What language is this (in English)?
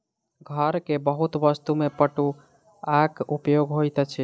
Maithili